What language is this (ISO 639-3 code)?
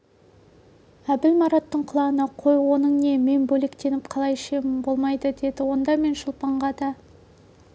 kaz